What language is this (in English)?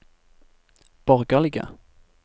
Norwegian